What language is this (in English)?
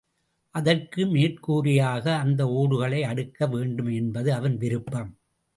Tamil